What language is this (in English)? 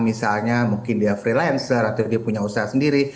Indonesian